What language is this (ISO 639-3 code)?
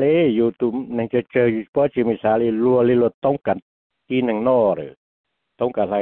tha